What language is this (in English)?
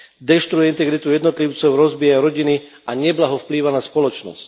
Slovak